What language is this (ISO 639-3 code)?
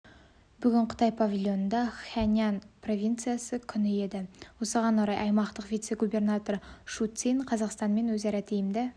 kaz